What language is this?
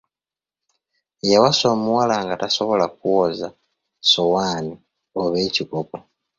Ganda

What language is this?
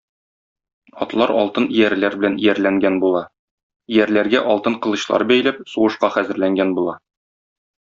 Tatar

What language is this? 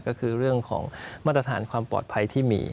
Thai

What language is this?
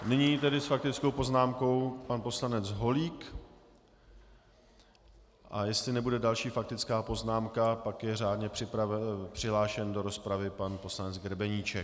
Czech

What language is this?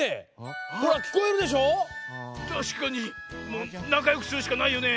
Japanese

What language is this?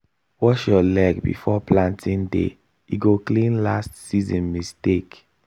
Nigerian Pidgin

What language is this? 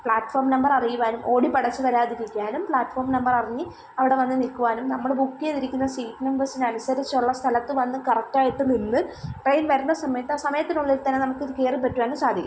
Malayalam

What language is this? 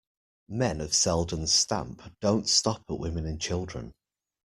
English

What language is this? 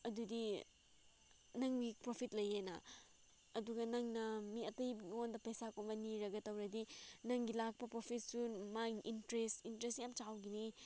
Manipuri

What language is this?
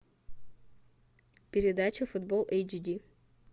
Russian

